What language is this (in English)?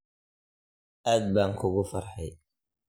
Somali